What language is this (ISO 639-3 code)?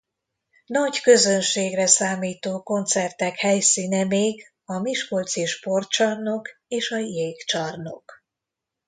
hun